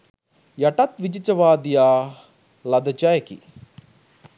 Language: Sinhala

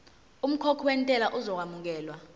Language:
Zulu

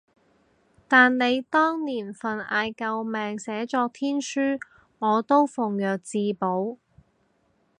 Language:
Cantonese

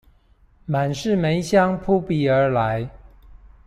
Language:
Chinese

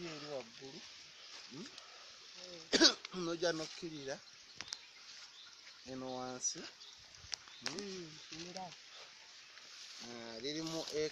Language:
Spanish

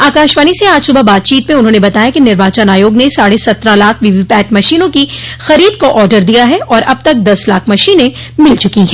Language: Hindi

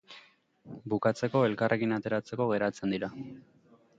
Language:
Basque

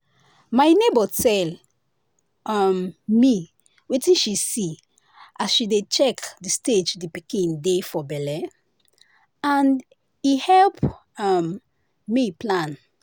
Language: Nigerian Pidgin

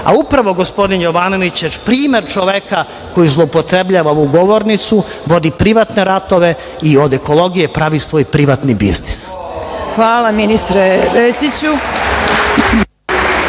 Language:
Serbian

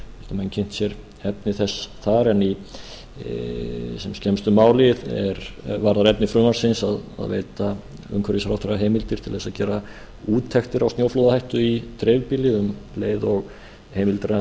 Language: Icelandic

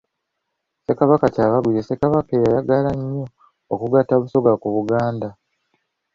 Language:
Ganda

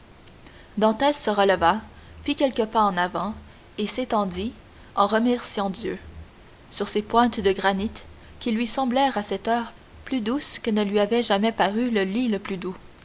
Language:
French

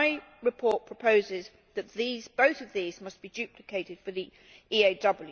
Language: English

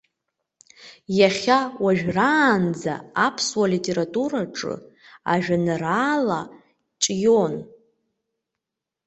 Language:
Abkhazian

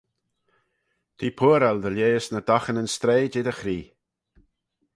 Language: Manx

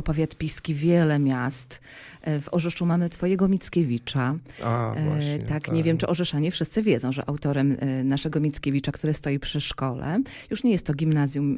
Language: Polish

